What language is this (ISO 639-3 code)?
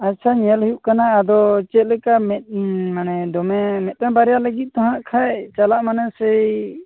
sat